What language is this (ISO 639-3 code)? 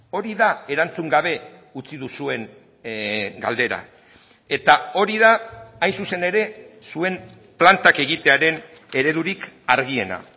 eus